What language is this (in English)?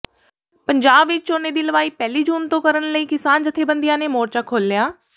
Punjabi